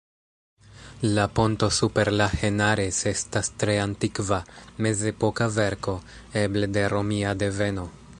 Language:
Esperanto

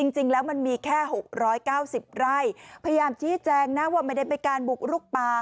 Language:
Thai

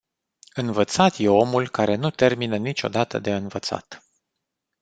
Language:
Romanian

